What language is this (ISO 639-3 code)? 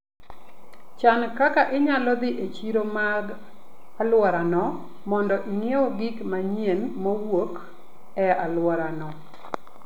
luo